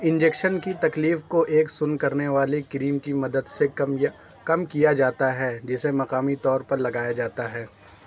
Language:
Urdu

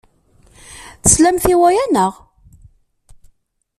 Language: Kabyle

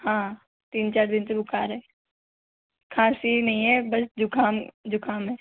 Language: Hindi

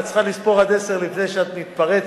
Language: Hebrew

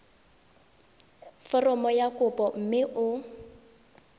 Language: Tswana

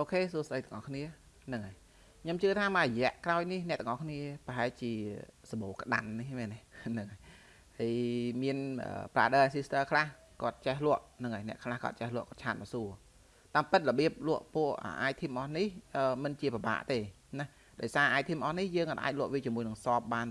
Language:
Vietnamese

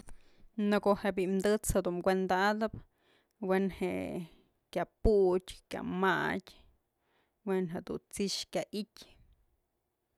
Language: Mazatlán Mixe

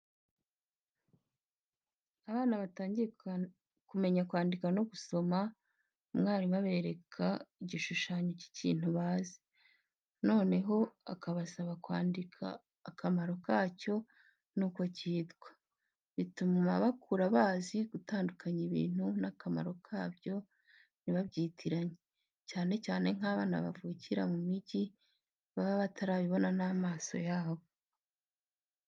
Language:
Kinyarwanda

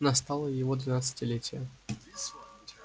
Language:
Russian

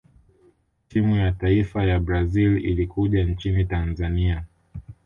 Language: Swahili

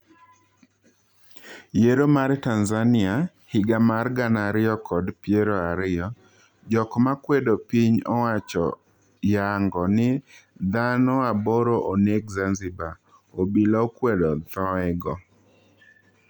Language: Luo (Kenya and Tanzania)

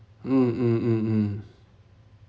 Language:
English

